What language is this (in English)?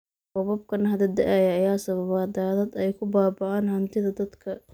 Somali